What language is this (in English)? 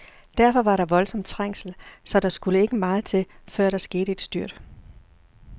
Danish